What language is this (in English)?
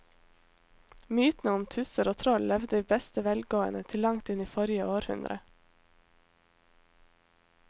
Norwegian